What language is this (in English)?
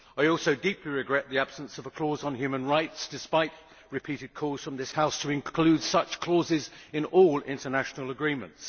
English